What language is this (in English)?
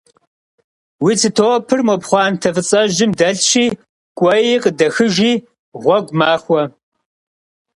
Kabardian